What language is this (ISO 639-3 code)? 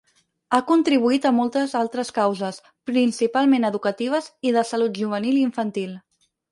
cat